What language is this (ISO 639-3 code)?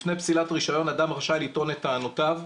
heb